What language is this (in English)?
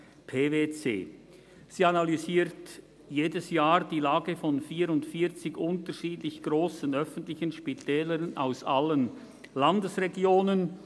Swiss German